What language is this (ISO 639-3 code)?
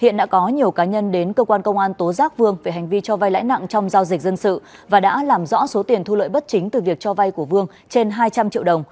vie